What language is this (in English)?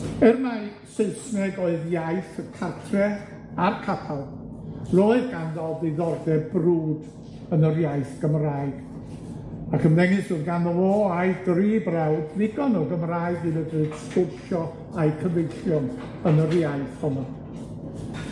Welsh